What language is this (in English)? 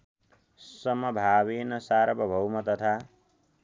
Nepali